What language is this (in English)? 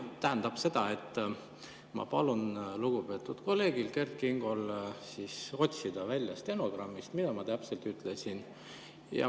Estonian